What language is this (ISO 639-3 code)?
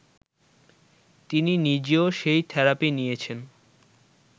ben